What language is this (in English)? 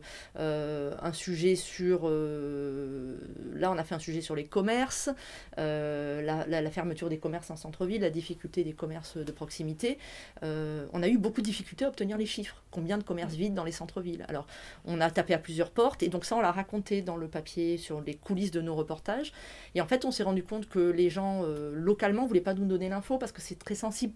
French